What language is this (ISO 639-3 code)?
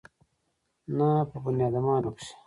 pus